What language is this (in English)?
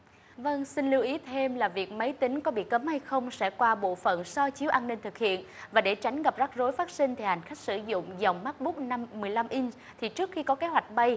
Vietnamese